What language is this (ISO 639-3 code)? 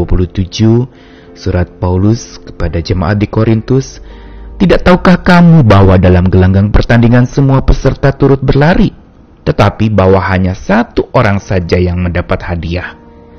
ind